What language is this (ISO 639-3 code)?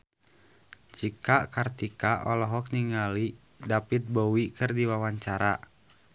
sun